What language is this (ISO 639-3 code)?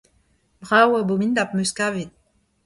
bre